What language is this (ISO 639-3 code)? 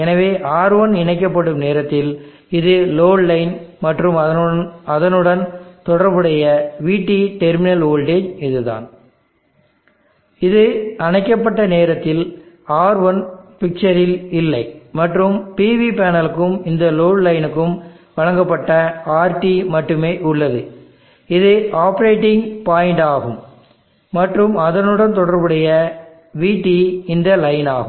tam